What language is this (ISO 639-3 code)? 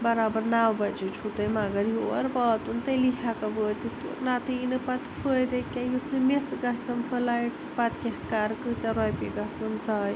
kas